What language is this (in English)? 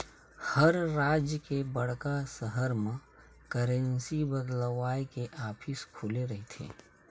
Chhattisgarhi